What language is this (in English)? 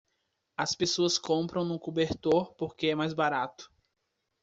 Portuguese